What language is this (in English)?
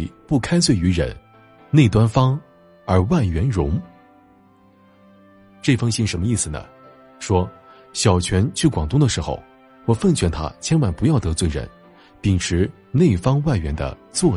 Chinese